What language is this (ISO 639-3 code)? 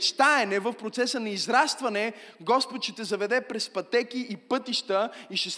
bul